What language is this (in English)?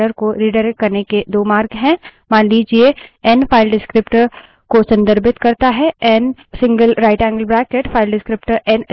Hindi